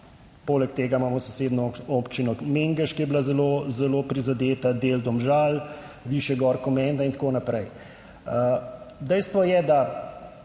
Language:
Slovenian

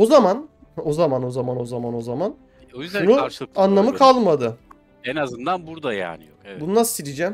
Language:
Turkish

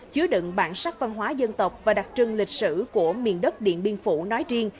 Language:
Vietnamese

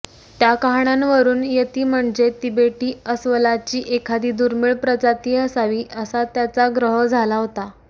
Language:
Marathi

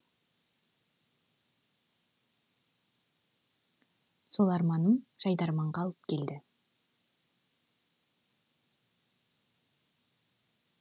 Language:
Kazakh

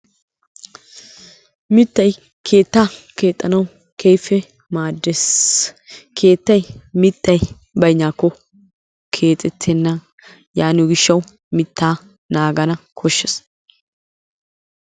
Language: Wolaytta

